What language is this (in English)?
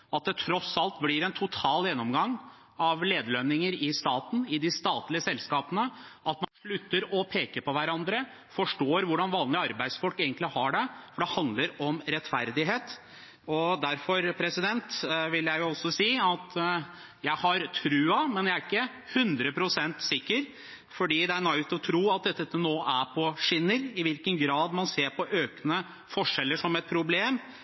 Norwegian Bokmål